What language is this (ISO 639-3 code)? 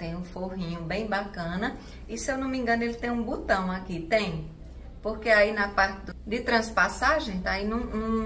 por